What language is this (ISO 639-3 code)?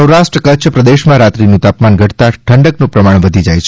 guj